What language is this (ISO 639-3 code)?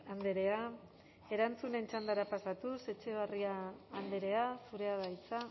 eus